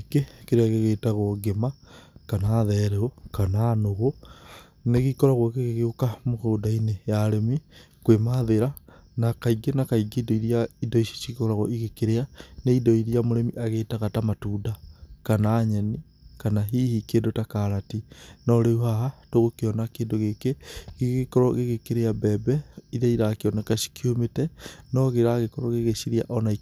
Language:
Kikuyu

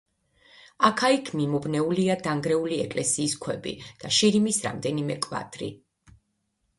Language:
Georgian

